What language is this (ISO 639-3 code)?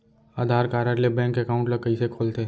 hne